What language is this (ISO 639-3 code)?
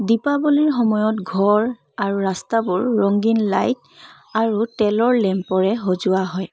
asm